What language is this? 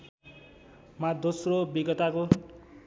Nepali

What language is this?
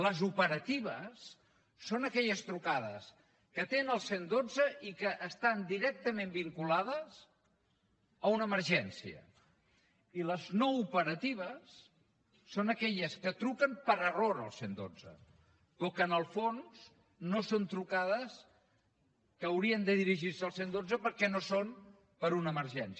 Catalan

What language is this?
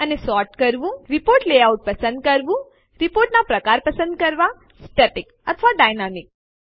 Gujarati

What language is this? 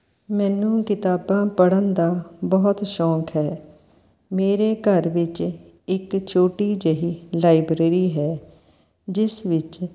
Punjabi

